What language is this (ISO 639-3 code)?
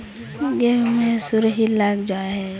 mag